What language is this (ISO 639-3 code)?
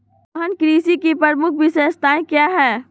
mag